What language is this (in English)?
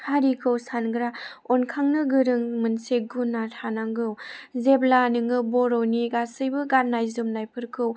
Bodo